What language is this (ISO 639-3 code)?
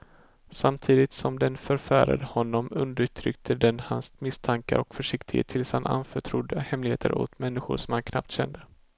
swe